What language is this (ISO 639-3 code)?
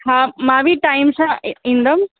snd